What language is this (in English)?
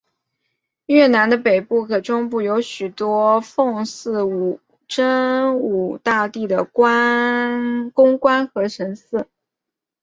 Chinese